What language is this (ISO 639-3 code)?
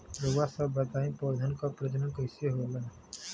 bho